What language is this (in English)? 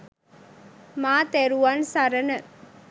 Sinhala